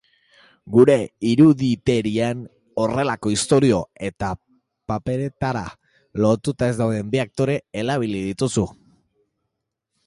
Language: Basque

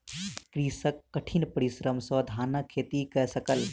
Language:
Maithili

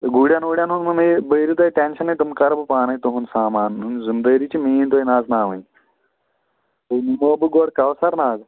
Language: Kashmiri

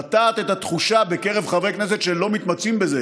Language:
Hebrew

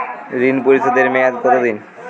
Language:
Bangla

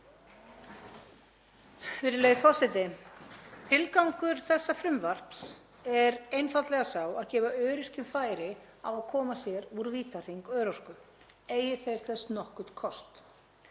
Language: Icelandic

